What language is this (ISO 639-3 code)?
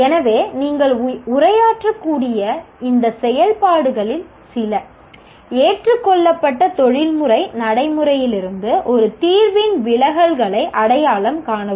tam